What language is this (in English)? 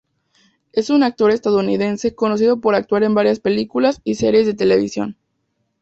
Spanish